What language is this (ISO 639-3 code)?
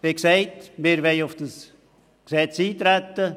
gsw